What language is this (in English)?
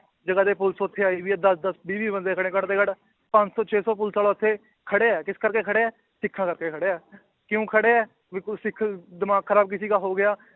Punjabi